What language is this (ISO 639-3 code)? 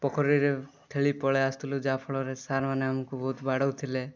ori